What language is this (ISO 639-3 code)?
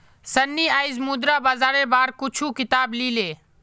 mag